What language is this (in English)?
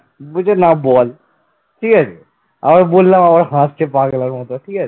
Bangla